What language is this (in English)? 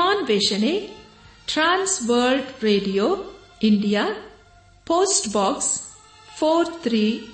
Kannada